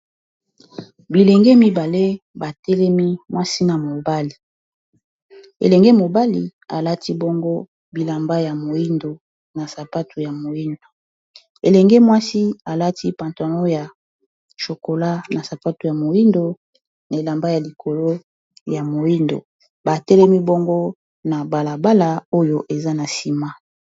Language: Lingala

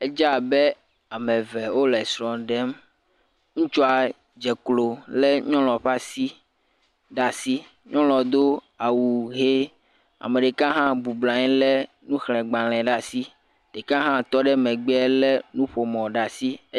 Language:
Ewe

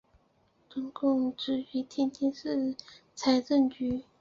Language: Chinese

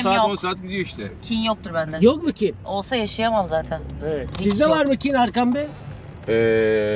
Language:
Turkish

